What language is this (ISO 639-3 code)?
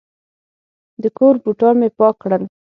pus